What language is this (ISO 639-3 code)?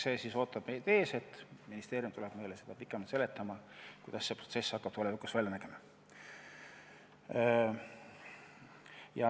est